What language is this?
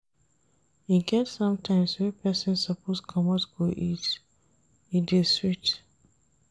Nigerian Pidgin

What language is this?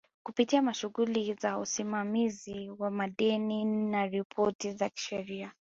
Swahili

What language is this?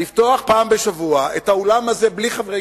Hebrew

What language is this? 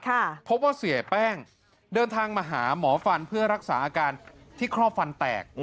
Thai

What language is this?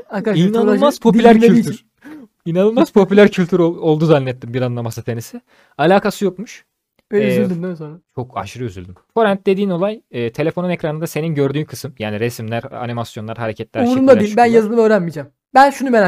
Turkish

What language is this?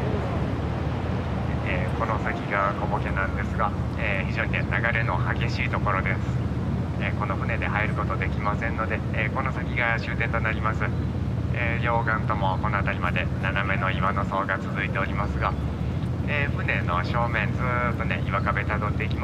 Japanese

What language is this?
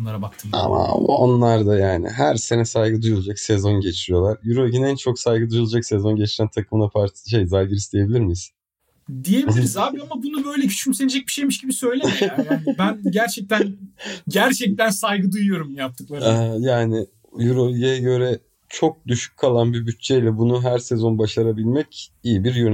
Turkish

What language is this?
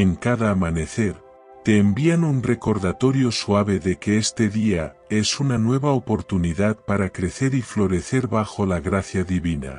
Spanish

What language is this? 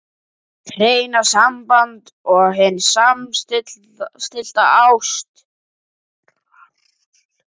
Icelandic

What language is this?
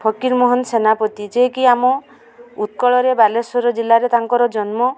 Odia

